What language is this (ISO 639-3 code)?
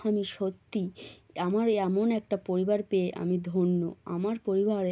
ben